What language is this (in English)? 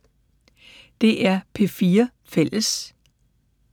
Danish